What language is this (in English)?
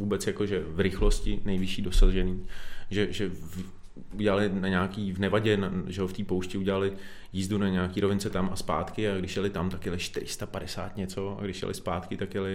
Czech